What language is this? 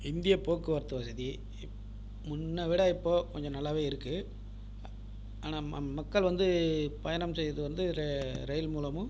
Tamil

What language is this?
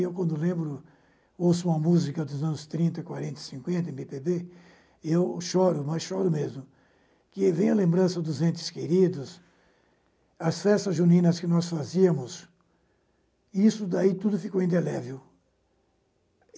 Portuguese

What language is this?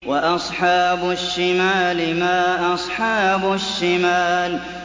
Arabic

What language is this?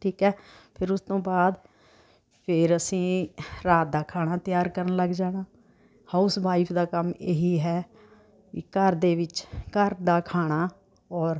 Punjabi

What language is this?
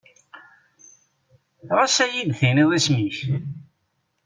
Kabyle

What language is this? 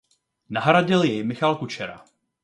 Czech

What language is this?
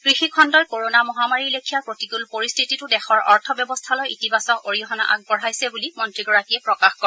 Assamese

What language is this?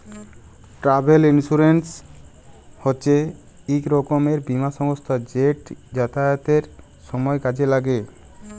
Bangla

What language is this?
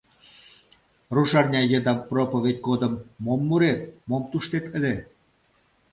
Mari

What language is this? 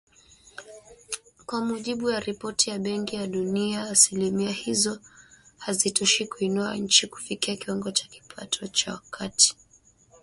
Swahili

